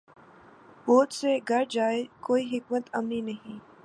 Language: Urdu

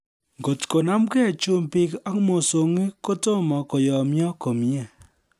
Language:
Kalenjin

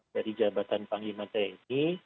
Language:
Indonesian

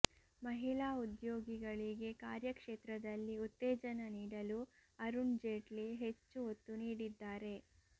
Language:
Kannada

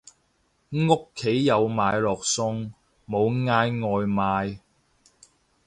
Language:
Cantonese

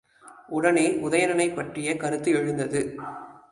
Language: Tamil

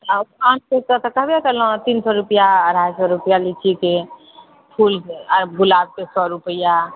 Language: Maithili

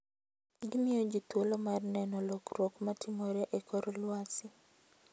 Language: Luo (Kenya and Tanzania)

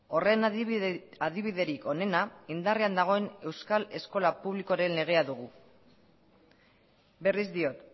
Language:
Basque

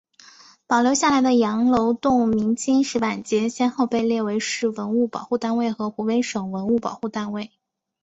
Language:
Chinese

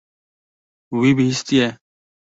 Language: Kurdish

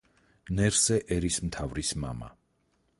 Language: Georgian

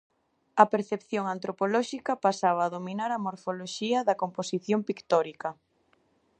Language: Galician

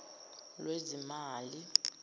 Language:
Zulu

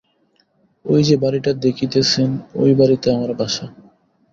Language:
Bangla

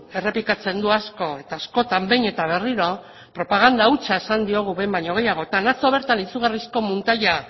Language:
Basque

